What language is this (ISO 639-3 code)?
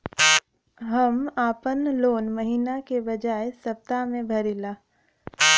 bho